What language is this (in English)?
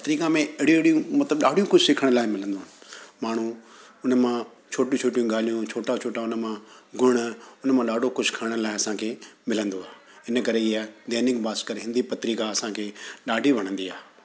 Sindhi